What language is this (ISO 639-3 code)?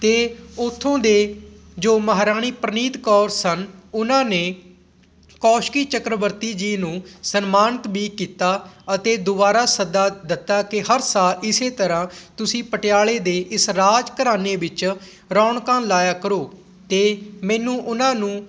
pan